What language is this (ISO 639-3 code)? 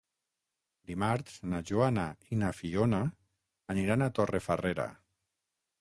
cat